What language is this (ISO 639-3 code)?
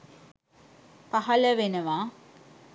sin